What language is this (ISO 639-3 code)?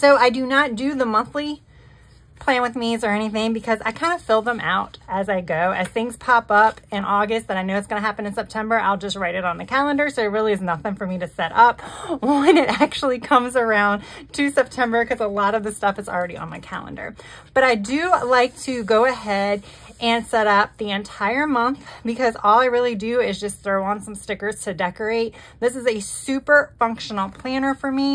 eng